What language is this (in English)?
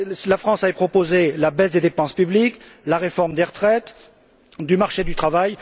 French